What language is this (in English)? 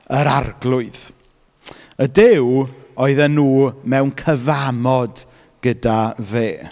Welsh